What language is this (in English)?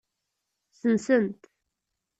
Kabyle